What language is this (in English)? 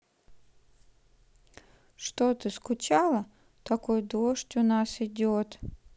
Russian